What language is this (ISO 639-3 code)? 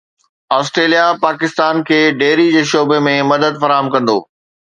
snd